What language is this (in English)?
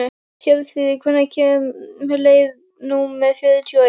Icelandic